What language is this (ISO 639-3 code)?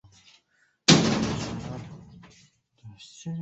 zho